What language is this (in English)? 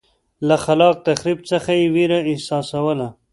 Pashto